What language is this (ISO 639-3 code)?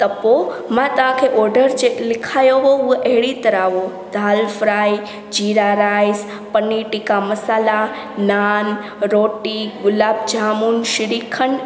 snd